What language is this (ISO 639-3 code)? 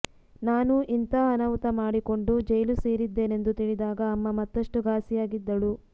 kan